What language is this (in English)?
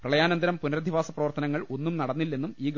Malayalam